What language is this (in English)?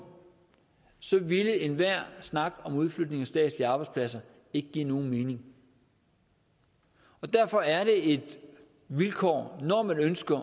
Danish